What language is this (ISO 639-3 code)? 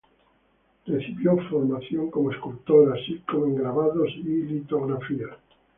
spa